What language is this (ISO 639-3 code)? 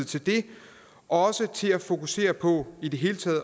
dan